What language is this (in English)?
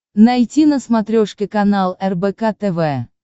Russian